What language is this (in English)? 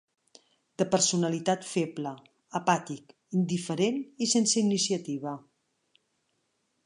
Catalan